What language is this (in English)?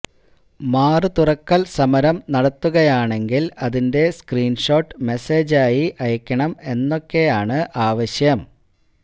Malayalam